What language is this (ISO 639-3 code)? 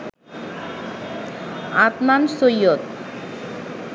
ben